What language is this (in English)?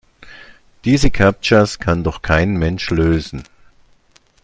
German